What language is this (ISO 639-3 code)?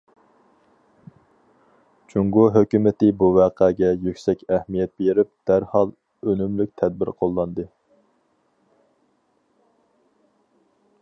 uig